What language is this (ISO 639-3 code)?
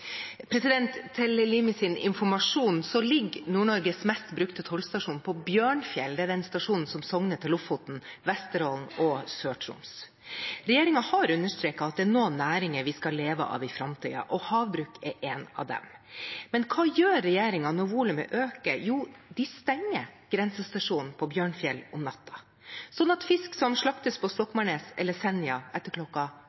nob